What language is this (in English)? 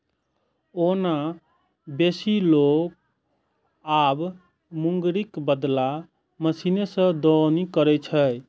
Maithili